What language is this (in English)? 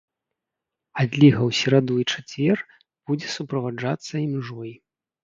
Belarusian